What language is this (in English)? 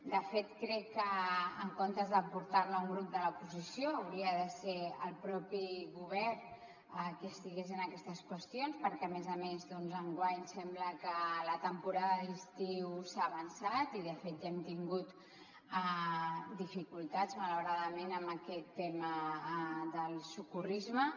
Catalan